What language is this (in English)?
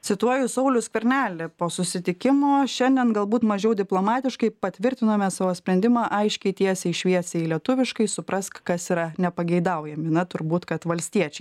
Lithuanian